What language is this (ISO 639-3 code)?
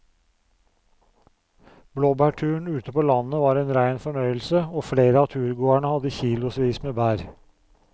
nor